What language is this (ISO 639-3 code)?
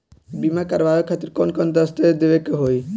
bho